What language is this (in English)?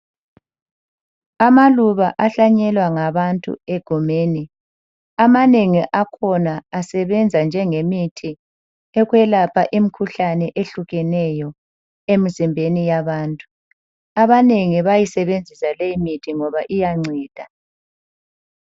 North Ndebele